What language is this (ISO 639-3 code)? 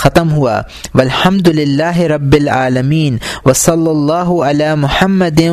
urd